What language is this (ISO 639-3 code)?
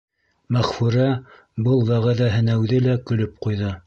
bak